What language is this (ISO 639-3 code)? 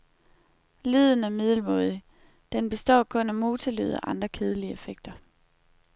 dan